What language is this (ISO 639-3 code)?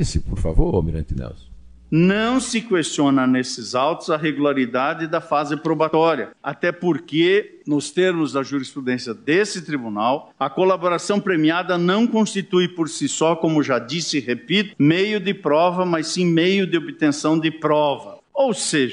por